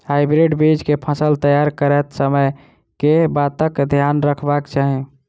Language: Maithili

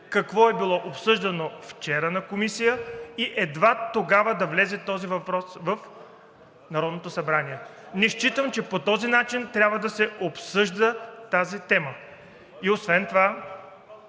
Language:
Bulgarian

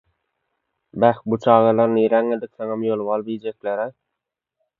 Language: Turkmen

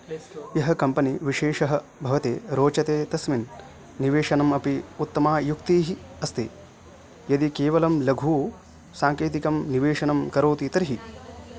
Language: Sanskrit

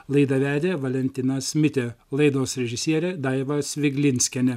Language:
Lithuanian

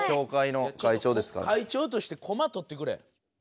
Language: Japanese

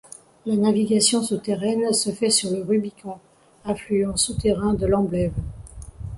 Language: French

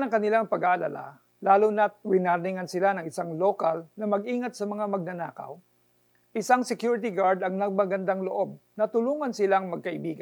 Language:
Filipino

